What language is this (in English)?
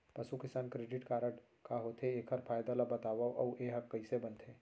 Chhattisgarhi